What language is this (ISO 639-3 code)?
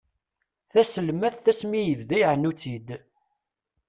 kab